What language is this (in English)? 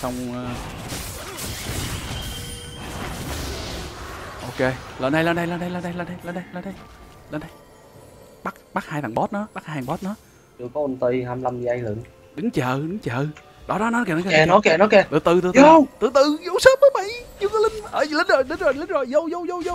Vietnamese